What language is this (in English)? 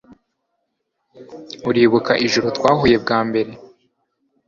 Kinyarwanda